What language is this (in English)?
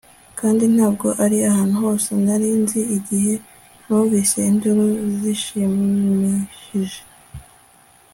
Kinyarwanda